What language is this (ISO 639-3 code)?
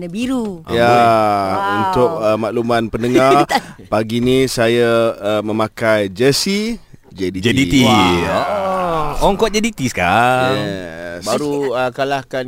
msa